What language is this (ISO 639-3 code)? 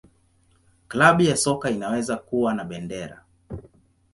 swa